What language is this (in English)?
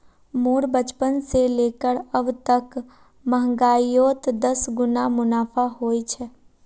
Magahi